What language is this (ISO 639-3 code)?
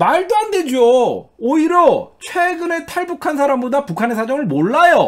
kor